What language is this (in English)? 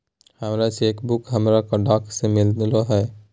Magahi